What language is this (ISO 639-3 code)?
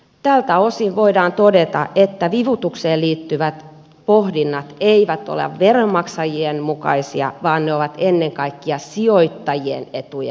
fin